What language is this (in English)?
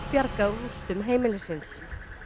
Icelandic